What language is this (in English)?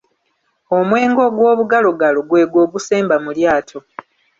Ganda